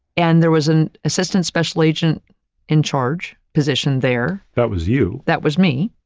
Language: English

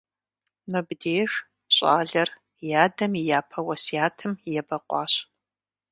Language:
Kabardian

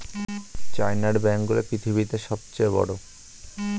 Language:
Bangla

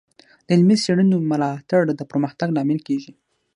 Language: Pashto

